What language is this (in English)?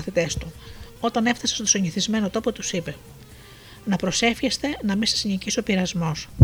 Greek